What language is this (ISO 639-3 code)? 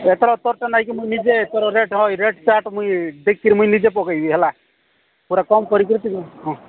ori